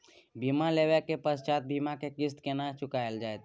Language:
Maithili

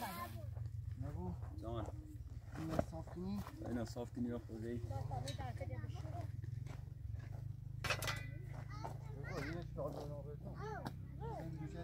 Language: Persian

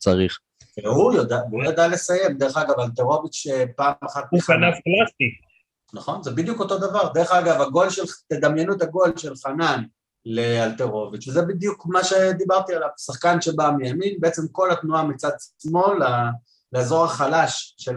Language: Hebrew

